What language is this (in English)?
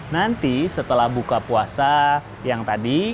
Indonesian